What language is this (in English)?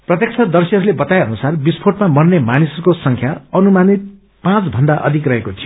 Nepali